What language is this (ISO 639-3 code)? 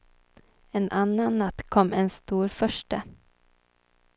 swe